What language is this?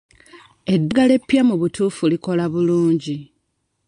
Ganda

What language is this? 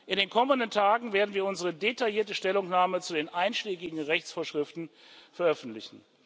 German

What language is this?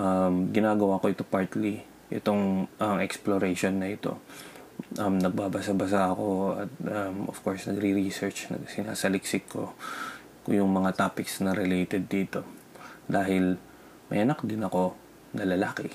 Filipino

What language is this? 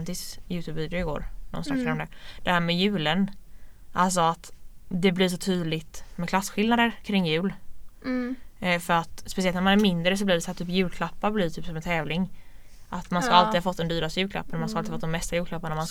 Swedish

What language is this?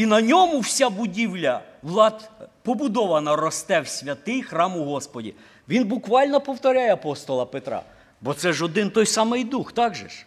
Ukrainian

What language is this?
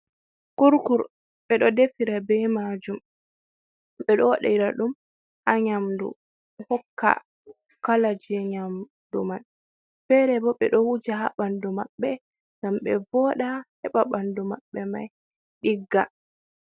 Fula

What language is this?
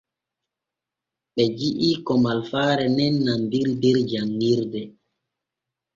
Borgu Fulfulde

